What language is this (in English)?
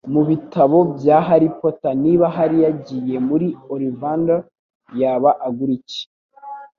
Kinyarwanda